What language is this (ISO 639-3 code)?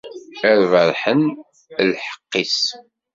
kab